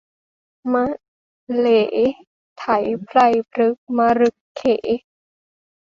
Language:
Thai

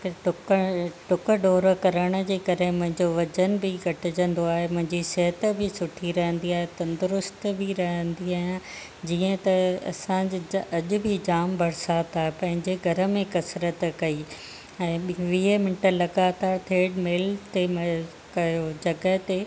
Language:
Sindhi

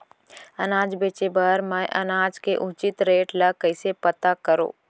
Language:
Chhattisgarhi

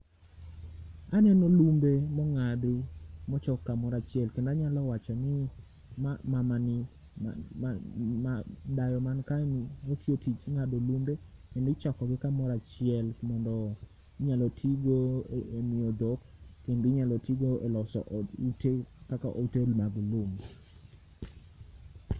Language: Luo (Kenya and Tanzania)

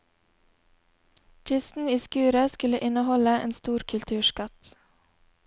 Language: Norwegian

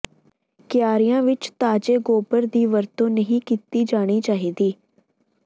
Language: Punjabi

